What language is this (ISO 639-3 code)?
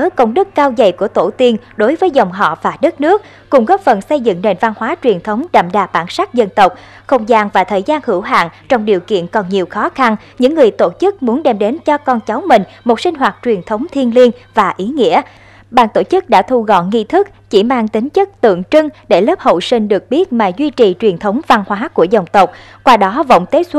vie